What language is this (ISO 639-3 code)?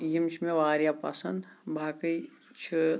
kas